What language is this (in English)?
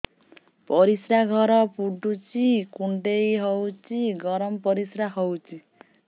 Odia